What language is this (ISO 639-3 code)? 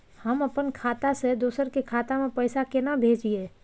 mai